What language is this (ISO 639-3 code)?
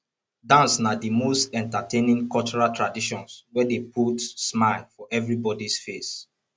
pcm